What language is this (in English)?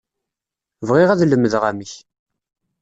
Kabyle